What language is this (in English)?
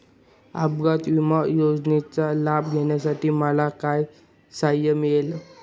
Marathi